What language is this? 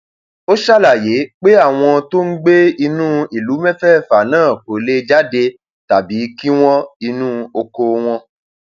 Yoruba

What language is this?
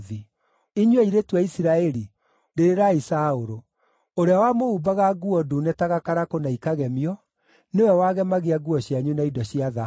Kikuyu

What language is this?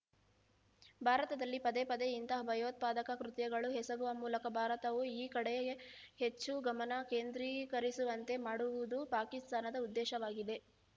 Kannada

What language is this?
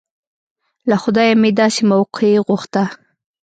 Pashto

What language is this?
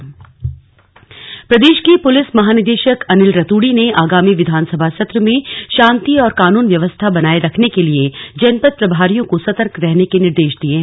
Hindi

